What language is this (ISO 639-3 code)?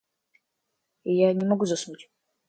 rus